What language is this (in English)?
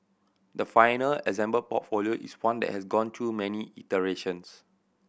English